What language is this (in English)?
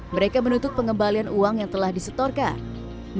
Indonesian